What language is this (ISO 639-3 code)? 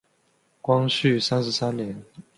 zho